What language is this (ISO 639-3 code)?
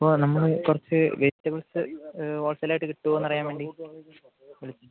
mal